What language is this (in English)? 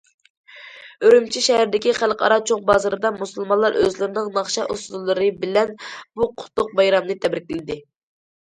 Uyghur